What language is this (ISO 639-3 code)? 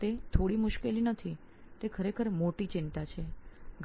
guj